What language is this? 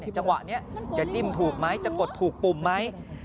Thai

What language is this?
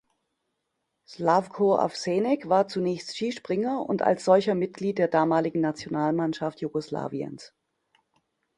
German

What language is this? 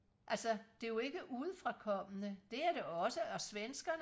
Danish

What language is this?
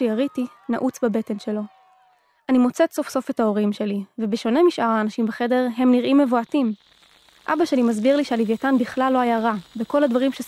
Hebrew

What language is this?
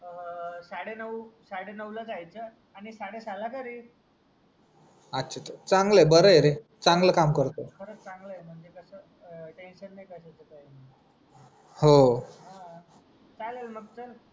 Marathi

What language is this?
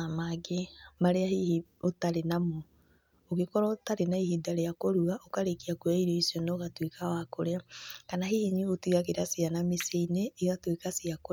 Kikuyu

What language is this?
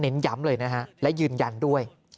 Thai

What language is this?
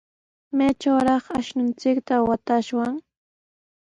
Sihuas Ancash Quechua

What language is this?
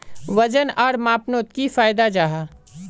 Magahi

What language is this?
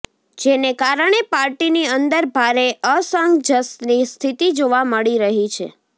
Gujarati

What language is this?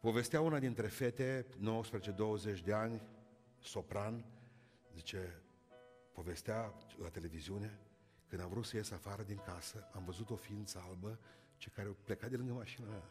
Romanian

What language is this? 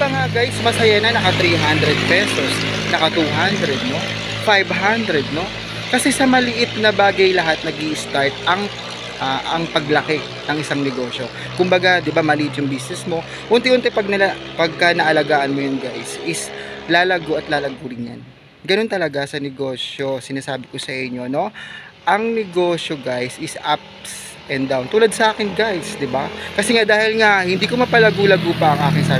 Filipino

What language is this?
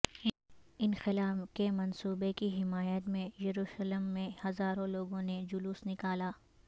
Urdu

